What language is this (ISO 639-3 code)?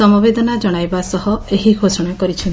ori